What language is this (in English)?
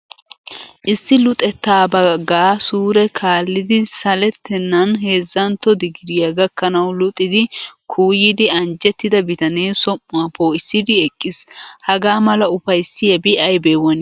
Wolaytta